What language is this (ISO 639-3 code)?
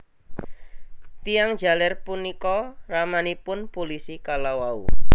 jav